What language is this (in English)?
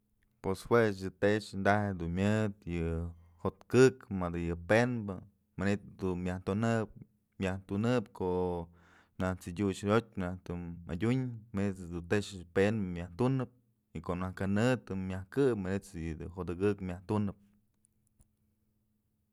Mazatlán Mixe